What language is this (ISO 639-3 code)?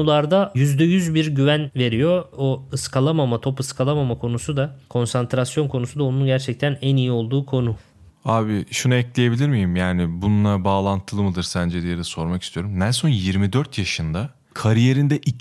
tur